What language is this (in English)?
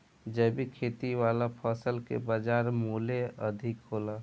Bhojpuri